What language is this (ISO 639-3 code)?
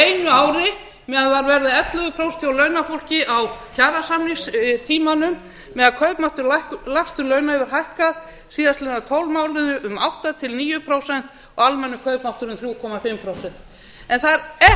isl